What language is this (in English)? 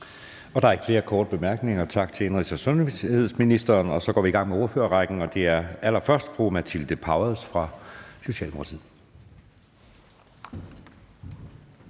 Danish